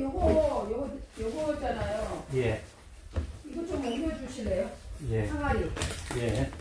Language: Korean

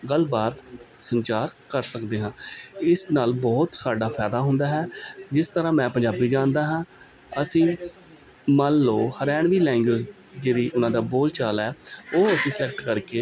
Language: Punjabi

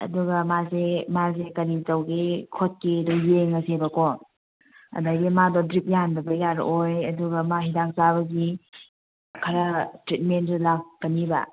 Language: Manipuri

